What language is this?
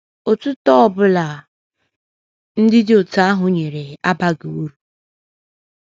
Igbo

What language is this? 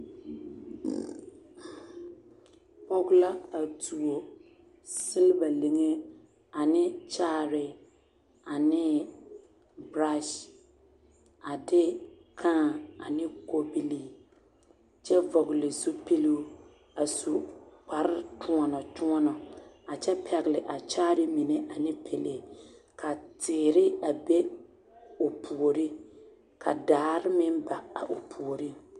Southern Dagaare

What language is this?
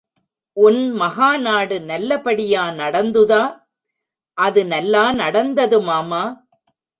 Tamil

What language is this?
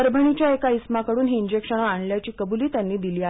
Marathi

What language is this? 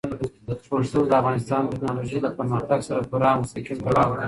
Pashto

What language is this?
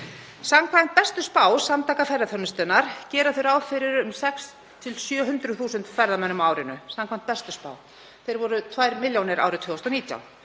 Icelandic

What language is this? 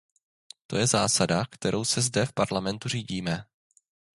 Czech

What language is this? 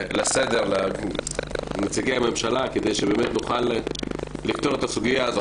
Hebrew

